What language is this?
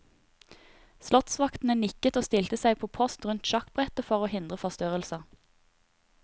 Norwegian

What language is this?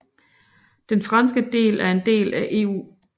Danish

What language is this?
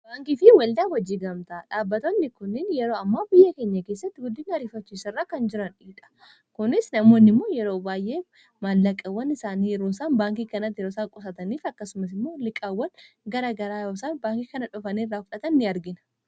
Oromo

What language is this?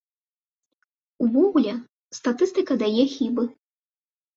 Belarusian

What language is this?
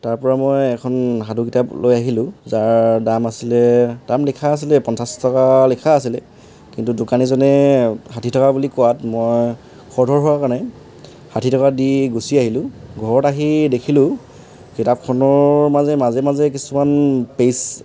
Assamese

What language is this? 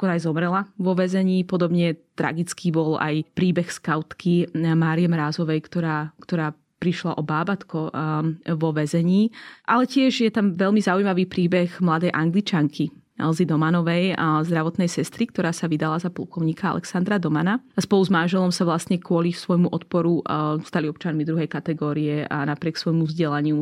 Slovak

